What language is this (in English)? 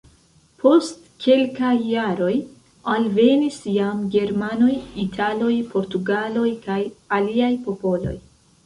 Esperanto